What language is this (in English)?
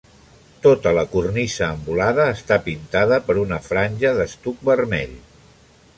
Catalan